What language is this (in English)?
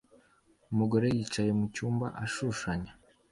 Kinyarwanda